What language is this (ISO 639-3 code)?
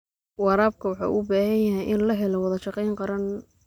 som